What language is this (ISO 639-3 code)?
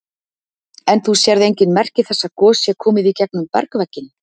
isl